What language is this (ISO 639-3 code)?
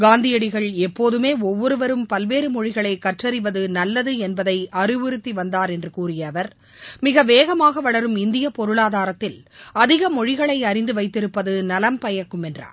tam